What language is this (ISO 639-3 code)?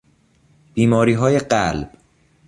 fas